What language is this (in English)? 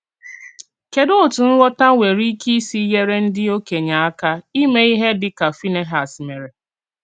Igbo